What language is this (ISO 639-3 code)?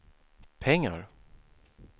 swe